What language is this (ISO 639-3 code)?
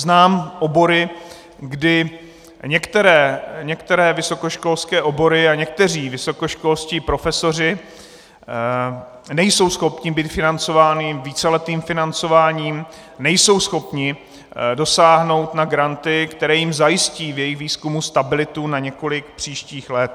ces